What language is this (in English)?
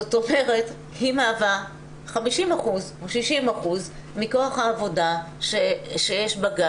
Hebrew